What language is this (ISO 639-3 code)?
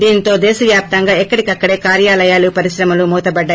tel